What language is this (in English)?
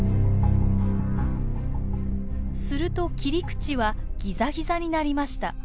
Japanese